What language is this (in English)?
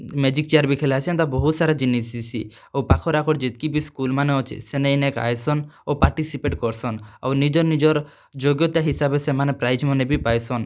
Odia